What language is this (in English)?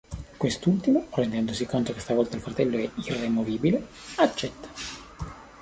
Italian